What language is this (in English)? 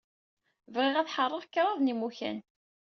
Kabyle